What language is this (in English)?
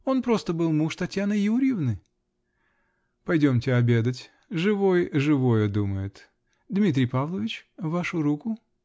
Russian